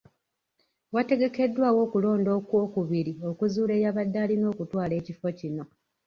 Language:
Ganda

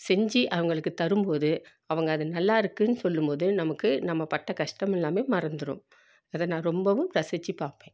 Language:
Tamil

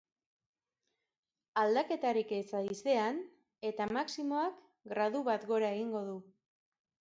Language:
Basque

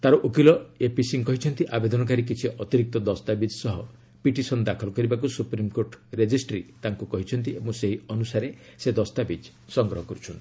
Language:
Odia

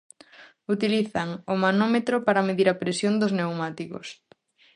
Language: Galician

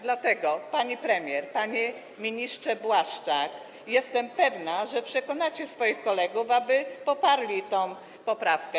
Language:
Polish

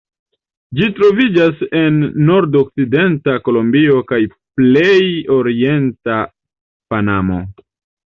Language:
Esperanto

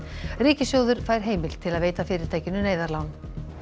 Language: Icelandic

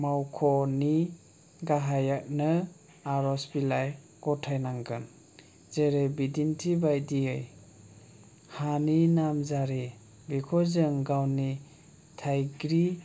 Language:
Bodo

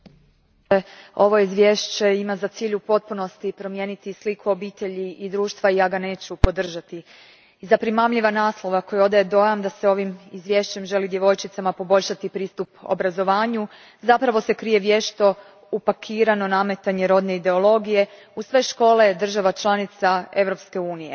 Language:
Croatian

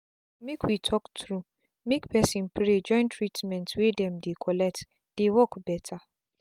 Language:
Nigerian Pidgin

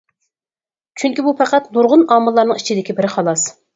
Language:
Uyghur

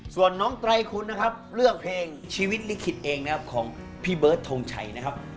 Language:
Thai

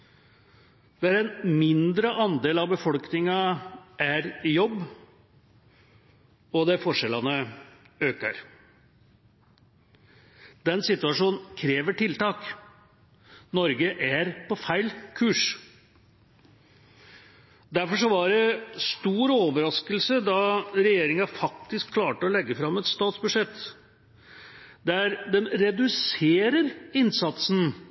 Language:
Norwegian Bokmål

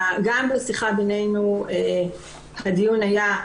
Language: Hebrew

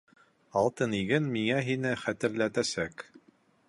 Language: Bashkir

